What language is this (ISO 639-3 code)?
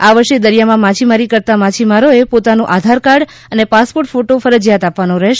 guj